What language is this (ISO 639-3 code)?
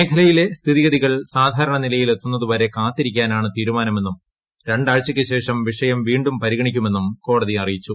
mal